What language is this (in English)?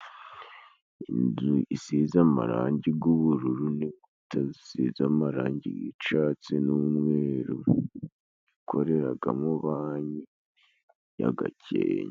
Kinyarwanda